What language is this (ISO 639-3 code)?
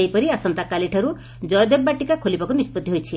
ori